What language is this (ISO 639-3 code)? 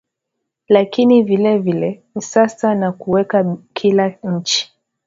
swa